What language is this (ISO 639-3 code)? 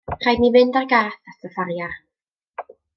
cym